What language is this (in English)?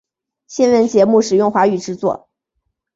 Chinese